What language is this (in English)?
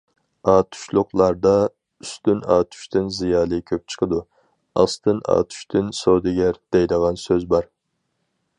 Uyghur